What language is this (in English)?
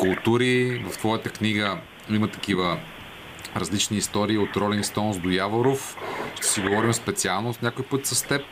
Bulgarian